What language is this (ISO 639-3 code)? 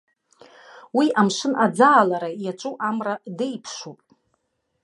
abk